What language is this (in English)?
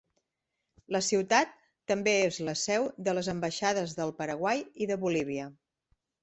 Catalan